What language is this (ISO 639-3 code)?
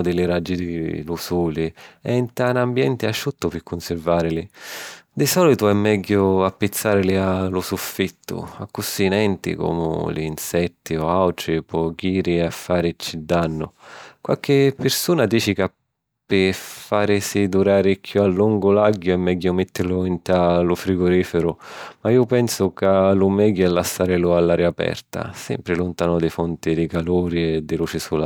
scn